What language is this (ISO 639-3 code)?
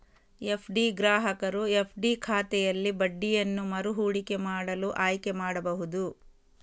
kan